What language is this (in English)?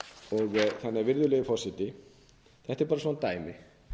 Icelandic